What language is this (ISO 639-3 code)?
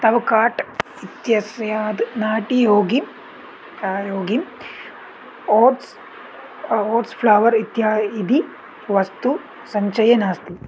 san